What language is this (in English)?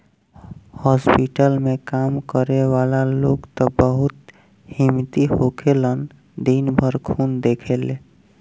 Bhojpuri